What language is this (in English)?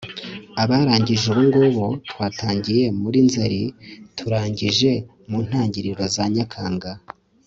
Kinyarwanda